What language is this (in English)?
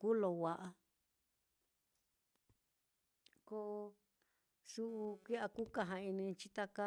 Mitlatongo Mixtec